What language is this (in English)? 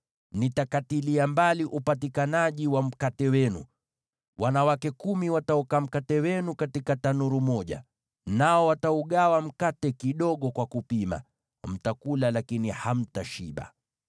Swahili